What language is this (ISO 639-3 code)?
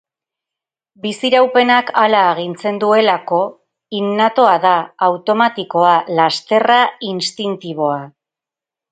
eus